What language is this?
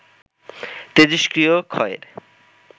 Bangla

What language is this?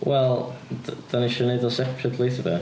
Welsh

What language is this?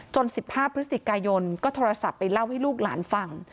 Thai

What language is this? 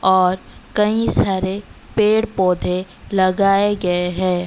Hindi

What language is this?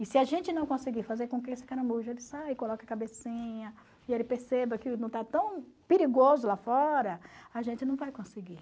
Portuguese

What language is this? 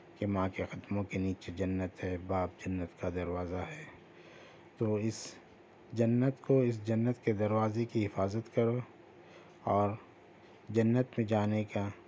Urdu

